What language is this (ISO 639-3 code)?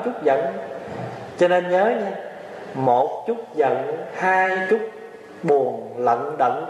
vie